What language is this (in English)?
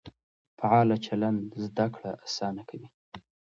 Pashto